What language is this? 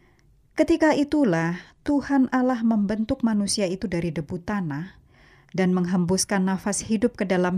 Indonesian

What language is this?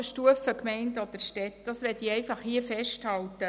Swiss German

